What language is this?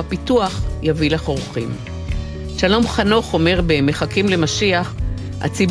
Hebrew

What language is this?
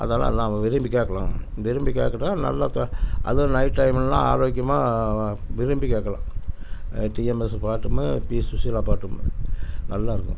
Tamil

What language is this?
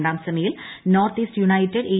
Malayalam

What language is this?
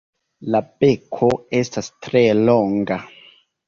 Esperanto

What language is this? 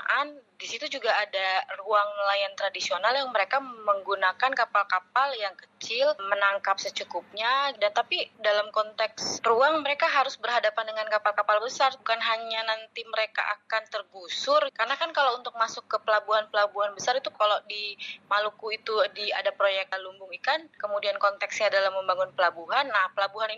Indonesian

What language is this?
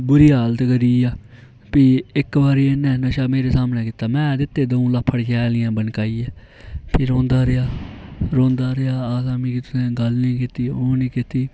Dogri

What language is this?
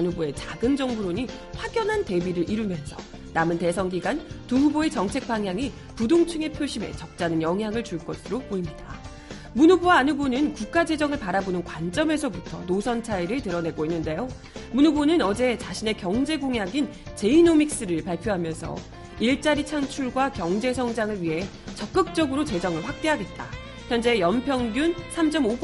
Korean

